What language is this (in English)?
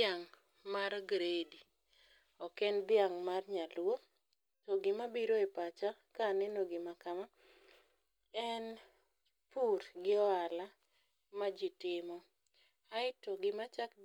Luo (Kenya and Tanzania)